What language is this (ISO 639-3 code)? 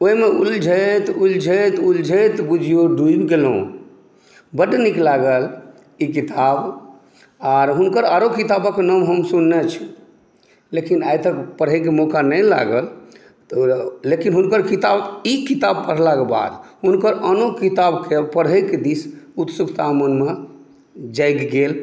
mai